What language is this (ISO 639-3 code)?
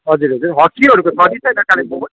nep